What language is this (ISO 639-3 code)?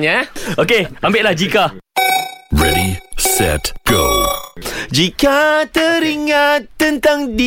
msa